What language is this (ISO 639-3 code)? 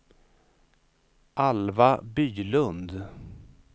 swe